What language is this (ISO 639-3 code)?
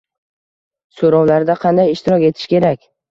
uzb